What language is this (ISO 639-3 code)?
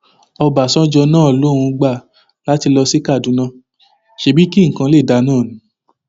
yor